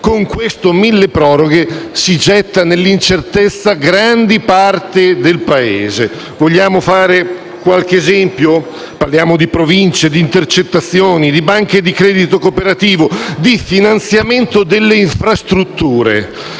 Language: Italian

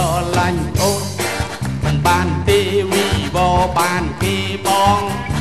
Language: Vietnamese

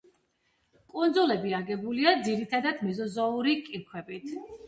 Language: Georgian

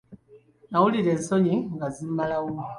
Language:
Ganda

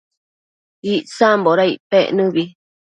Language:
Matsés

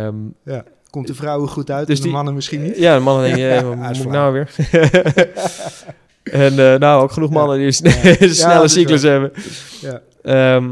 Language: Dutch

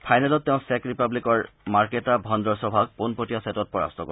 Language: Assamese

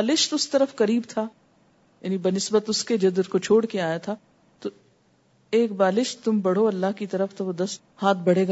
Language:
Urdu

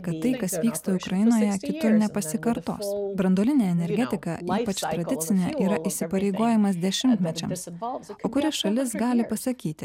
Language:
Lithuanian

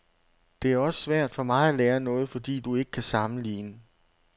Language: Danish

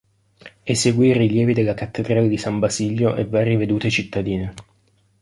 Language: Italian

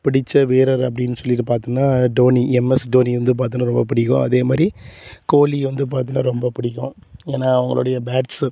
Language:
Tamil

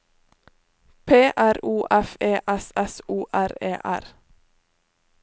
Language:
Norwegian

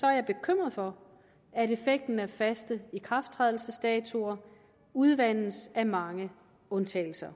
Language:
Danish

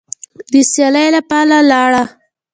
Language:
Pashto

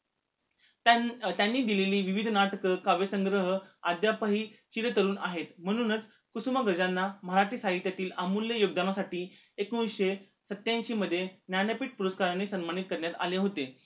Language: Marathi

